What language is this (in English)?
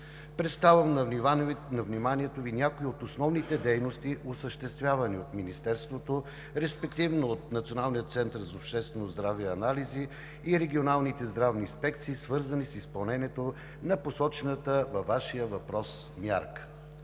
Bulgarian